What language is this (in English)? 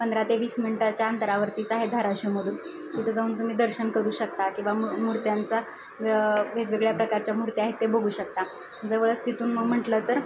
Marathi